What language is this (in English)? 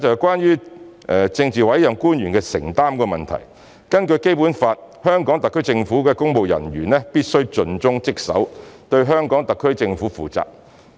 Cantonese